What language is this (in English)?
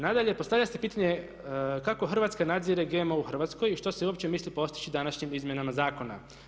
Croatian